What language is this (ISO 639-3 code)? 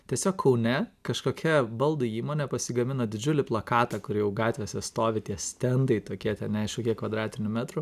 lit